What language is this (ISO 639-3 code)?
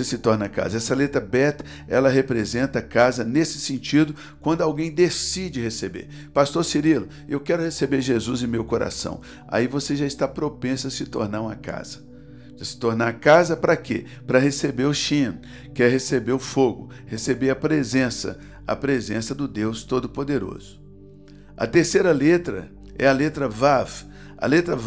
por